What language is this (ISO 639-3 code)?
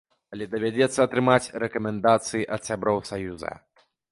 bel